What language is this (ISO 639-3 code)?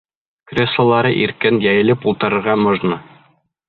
bak